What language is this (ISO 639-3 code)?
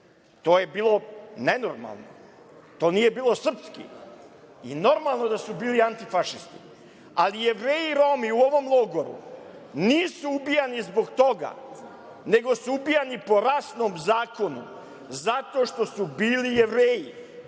srp